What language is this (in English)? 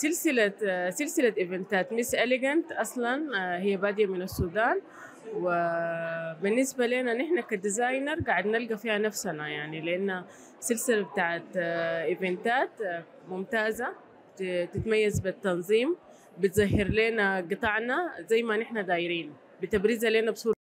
Arabic